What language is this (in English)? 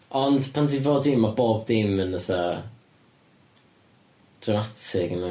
Welsh